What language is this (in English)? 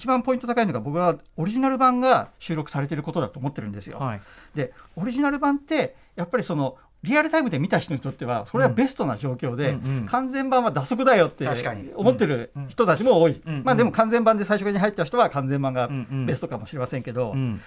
Japanese